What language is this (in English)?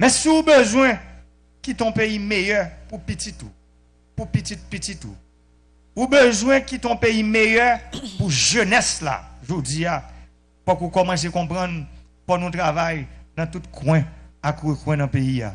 French